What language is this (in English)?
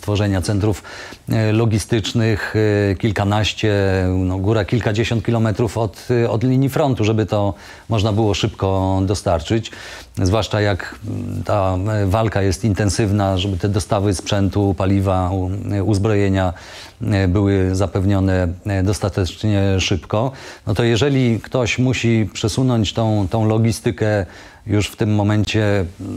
Polish